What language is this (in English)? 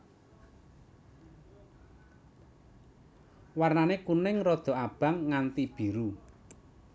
Javanese